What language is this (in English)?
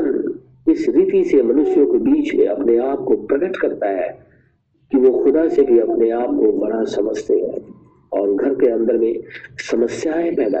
Hindi